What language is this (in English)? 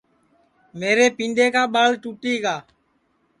Sansi